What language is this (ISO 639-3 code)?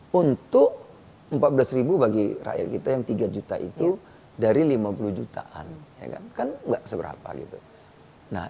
ind